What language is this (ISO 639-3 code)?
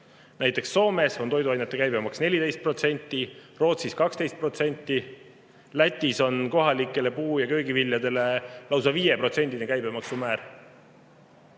est